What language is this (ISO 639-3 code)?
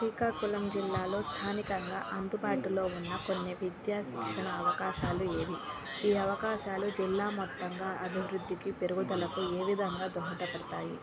tel